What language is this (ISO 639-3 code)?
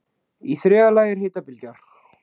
isl